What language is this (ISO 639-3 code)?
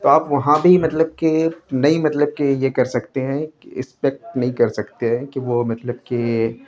urd